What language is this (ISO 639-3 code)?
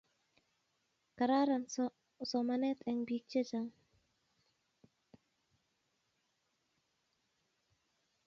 kln